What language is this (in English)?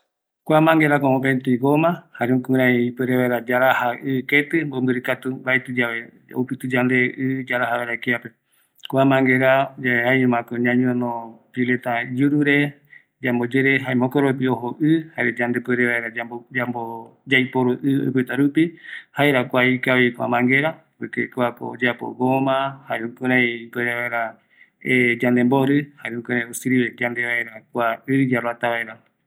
Eastern Bolivian Guaraní